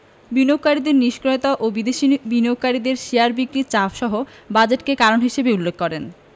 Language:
Bangla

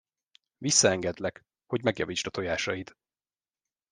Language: Hungarian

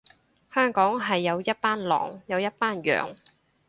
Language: Cantonese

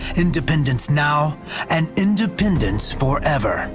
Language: English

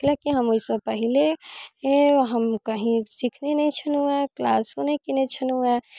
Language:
Maithili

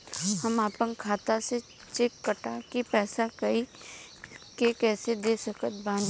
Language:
Bhojpuri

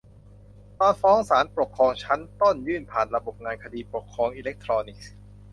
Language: Thai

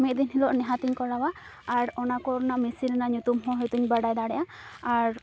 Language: Santali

